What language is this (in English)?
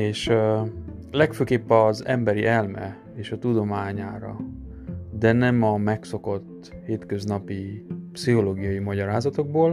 Hungarian